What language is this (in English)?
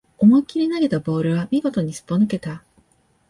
Japanese